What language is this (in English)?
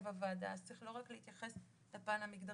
Hebrew